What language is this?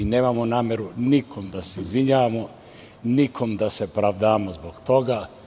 Serbian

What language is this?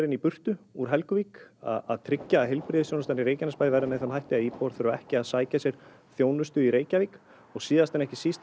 Icelandic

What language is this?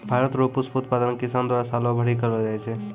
Maithili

